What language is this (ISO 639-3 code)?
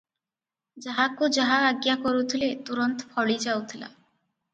ori